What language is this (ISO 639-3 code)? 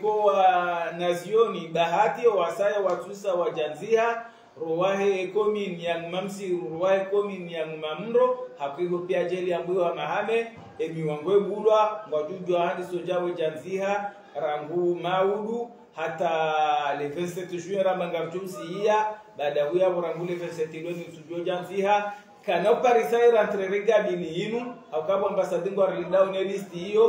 ara